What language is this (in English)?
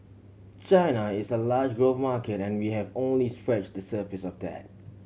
English